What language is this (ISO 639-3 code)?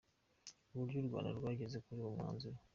kin